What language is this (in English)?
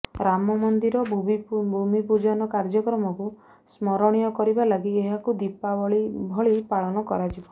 Odia